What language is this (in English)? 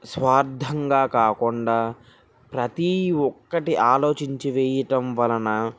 Telugu